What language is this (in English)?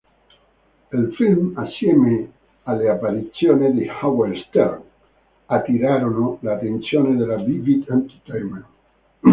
Italian